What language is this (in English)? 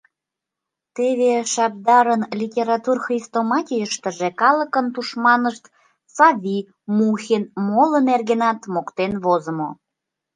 Mari